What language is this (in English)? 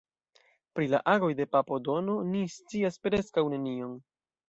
Esperanto